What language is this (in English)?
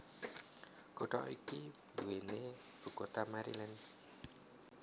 Javanese